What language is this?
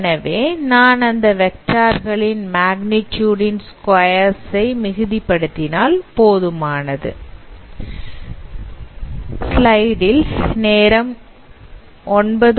Tamil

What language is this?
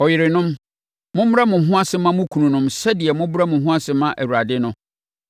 Akan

